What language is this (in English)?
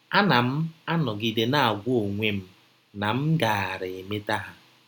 Igbo